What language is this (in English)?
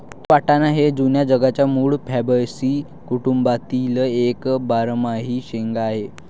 Marathi